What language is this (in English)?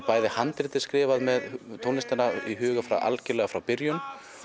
Icelandic